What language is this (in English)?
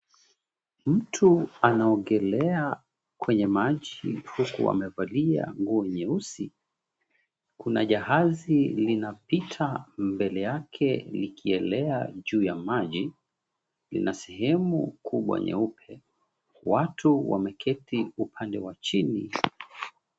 Swahili